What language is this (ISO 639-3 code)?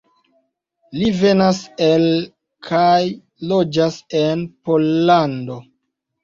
epo